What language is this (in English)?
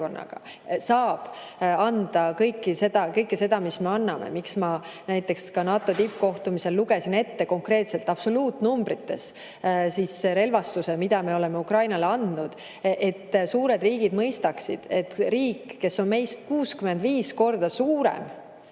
Estonian